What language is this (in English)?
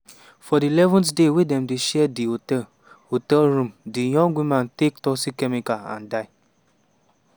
Nigerian Pidgin